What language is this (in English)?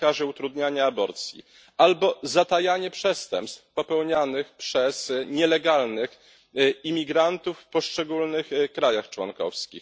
Polish